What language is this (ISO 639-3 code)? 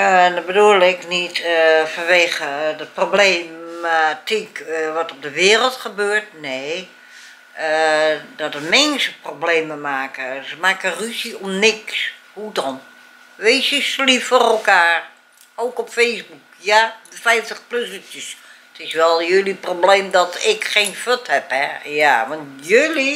nld